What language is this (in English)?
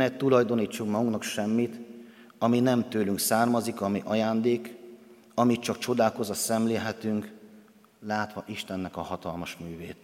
Hungarian